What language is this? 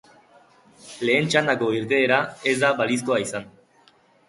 Basque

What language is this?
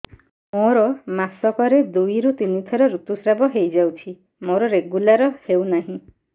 Odia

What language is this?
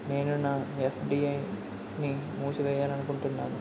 Telugu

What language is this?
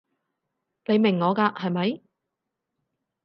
Cantonese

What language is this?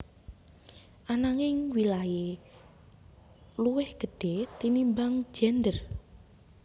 Javanese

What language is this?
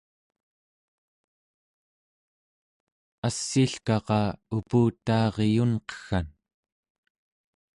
Central Yupik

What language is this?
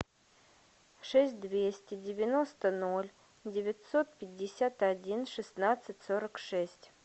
Russian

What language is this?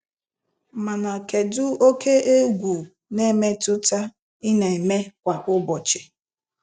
Igbo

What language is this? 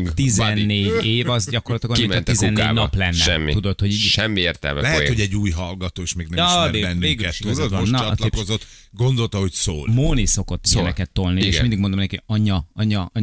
Hungarian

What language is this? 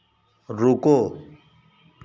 Hindi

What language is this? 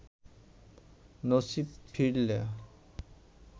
Bangla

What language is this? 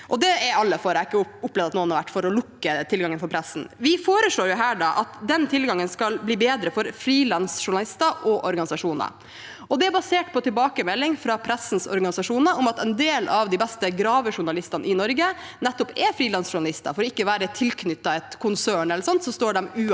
Norwegian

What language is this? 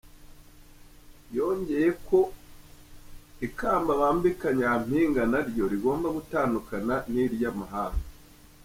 Kinyarwanda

